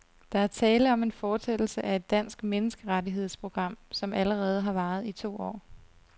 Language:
Danish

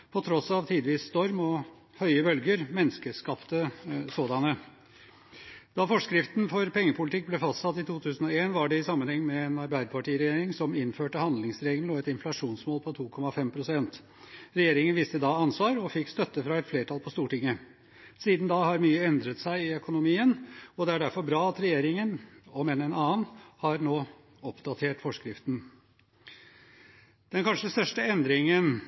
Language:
Norwegian Bokmål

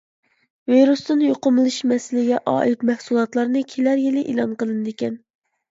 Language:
Uyghur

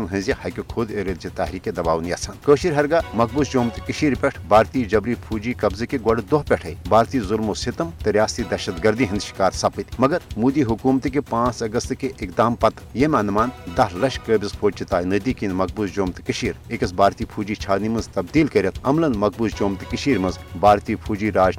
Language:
Urdu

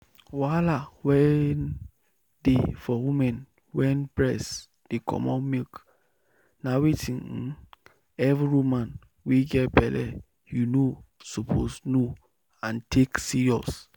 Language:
Nigerian Pidgin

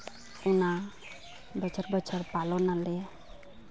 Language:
Santali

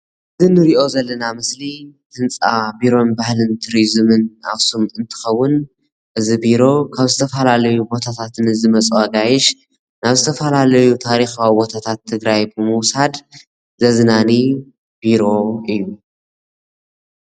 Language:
Tigrinya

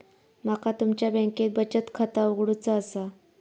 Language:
Marathi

